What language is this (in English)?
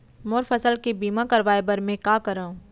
Chhattisgarhi